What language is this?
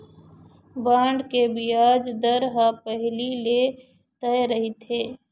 Chhattisgarhi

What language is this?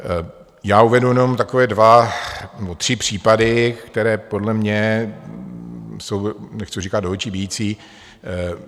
Czech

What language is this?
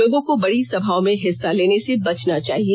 Hindi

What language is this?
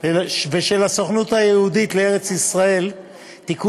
Hebrew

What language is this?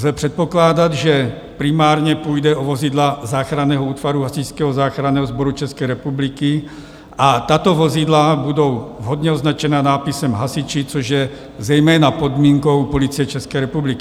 Czech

